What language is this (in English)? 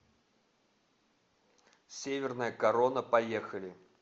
Russian